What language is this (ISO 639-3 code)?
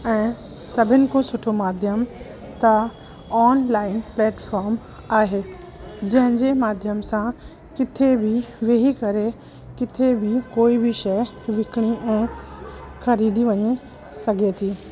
snd